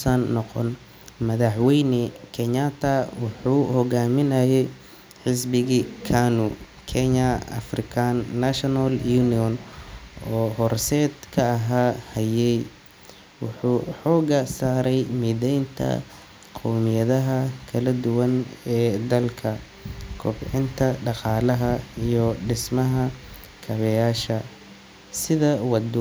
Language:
Somali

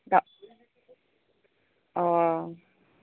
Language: Bodo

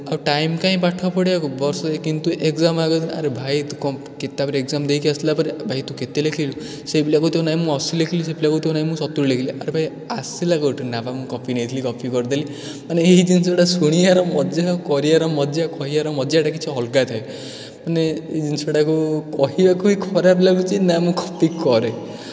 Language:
Odia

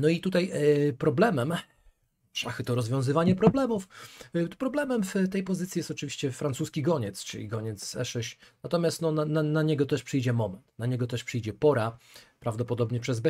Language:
Polish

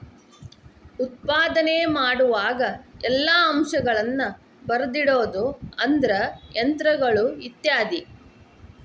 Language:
Kannada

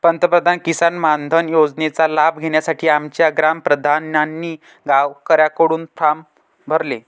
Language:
Marathi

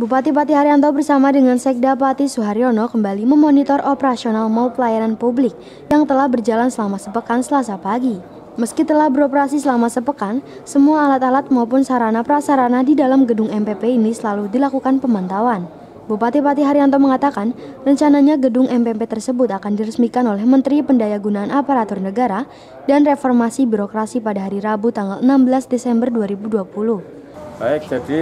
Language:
Indonesian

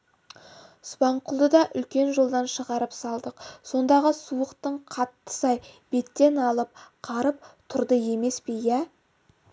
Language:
Kazakh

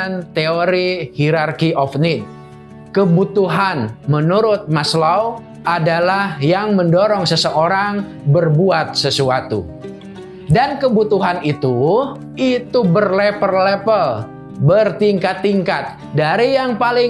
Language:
Indonesian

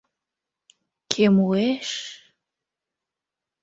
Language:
Mari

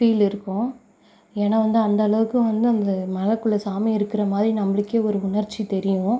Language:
Tamil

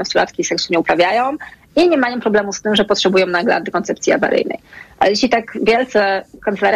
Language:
Polish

